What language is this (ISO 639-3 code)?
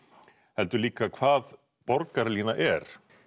isl